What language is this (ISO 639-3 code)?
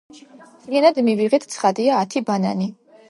kat